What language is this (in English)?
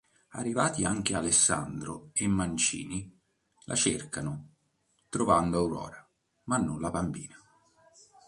Italian